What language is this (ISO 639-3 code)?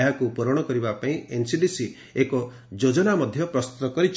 ori